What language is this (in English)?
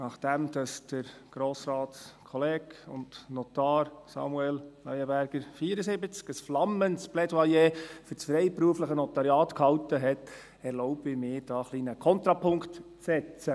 Swiss German